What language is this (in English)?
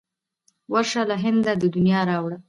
Pashto